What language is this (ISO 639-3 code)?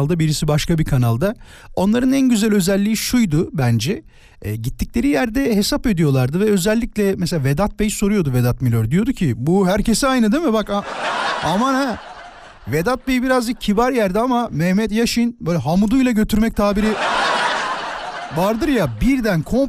tur